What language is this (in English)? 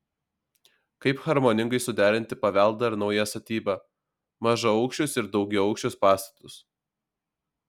Lithuanian